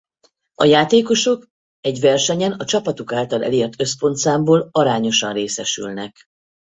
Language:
Hungarian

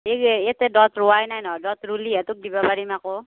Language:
Assamese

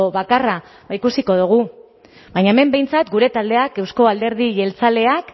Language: Basque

